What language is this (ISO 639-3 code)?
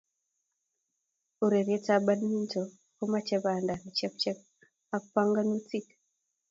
kln